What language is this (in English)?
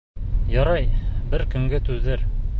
Bashkir